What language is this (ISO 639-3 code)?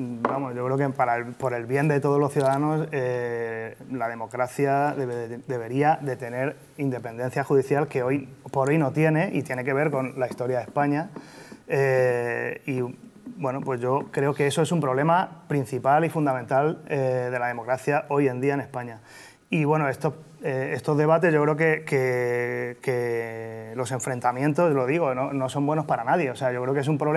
spa